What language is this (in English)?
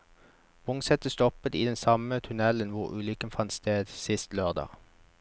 Norwegian